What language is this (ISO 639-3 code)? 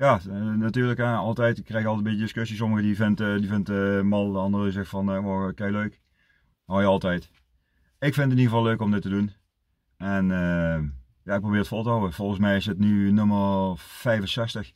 nld